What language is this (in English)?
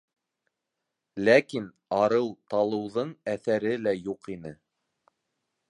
Bashkir